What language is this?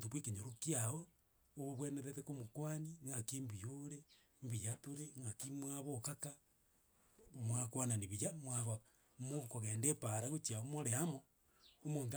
Gusii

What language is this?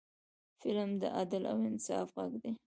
Pashto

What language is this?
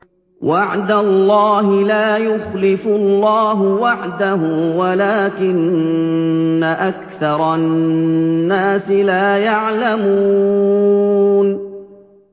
Arabic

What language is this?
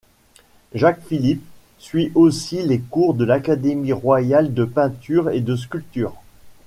French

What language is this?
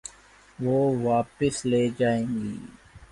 Urdu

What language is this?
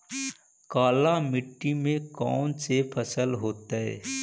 Magahi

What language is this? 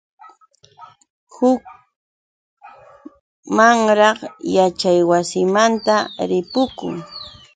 Yauyos Quechua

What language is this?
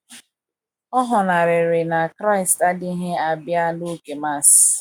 Igbo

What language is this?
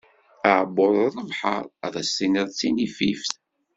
Kabyle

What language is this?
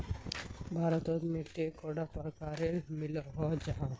Magahi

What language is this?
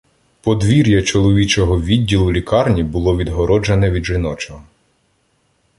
Ukrainian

